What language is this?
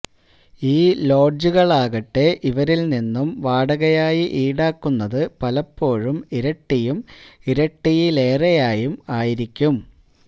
Malayalam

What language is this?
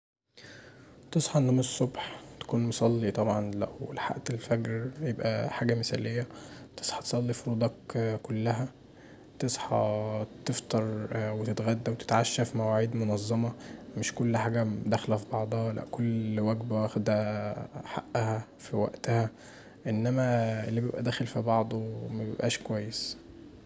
Egyptian Arabic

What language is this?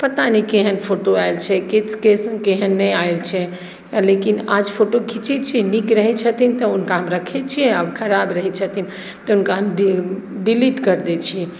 Maithili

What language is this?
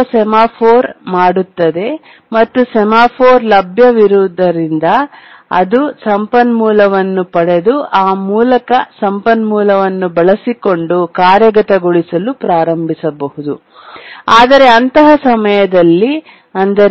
Kannada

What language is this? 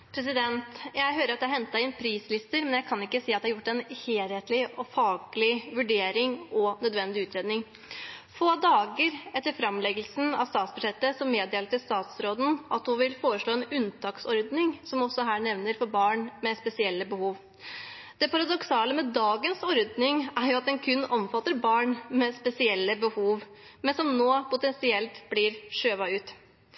Norwegian Bokmål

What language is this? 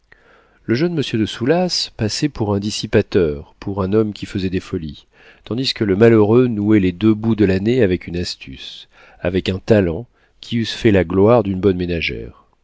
French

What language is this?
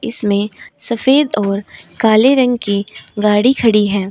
Hindi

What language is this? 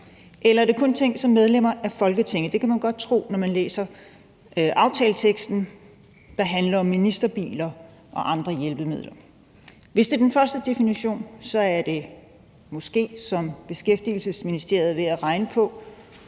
Danish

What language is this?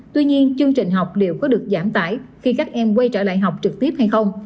Vietnamese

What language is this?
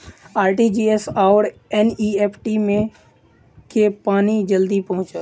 Maithili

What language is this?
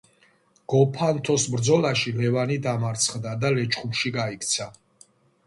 Georgian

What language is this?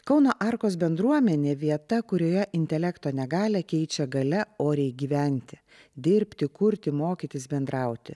Lithuanian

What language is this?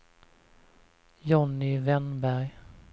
Swedish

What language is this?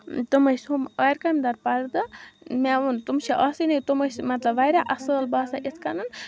Kashmiri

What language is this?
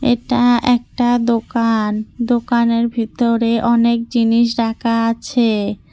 Bangla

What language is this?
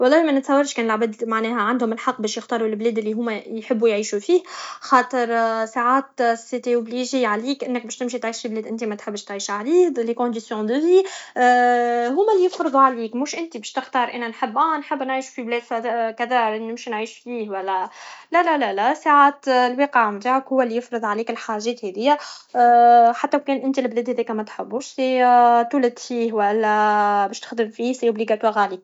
Tunisian Arabic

